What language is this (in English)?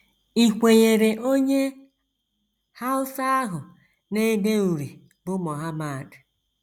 Igbo